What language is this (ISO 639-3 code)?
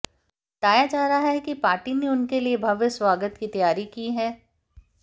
hin